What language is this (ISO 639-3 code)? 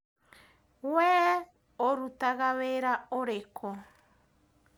kik